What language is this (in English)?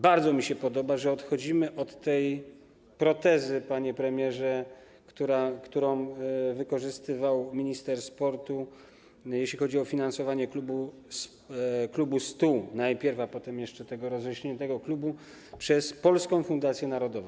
Polish